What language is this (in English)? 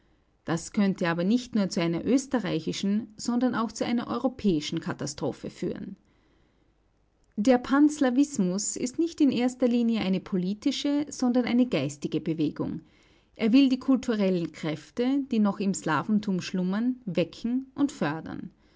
German